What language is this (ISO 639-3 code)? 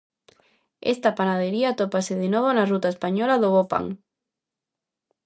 glg